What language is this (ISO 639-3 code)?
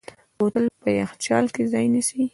pus